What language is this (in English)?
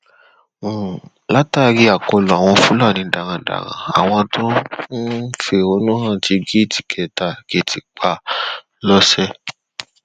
Yoruba